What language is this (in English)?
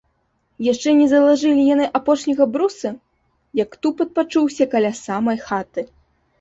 Belarusian